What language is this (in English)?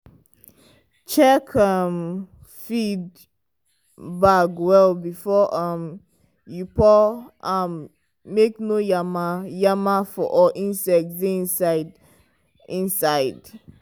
Nigerian Pidgin